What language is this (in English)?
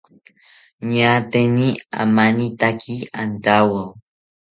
South Ucayali Ashéninka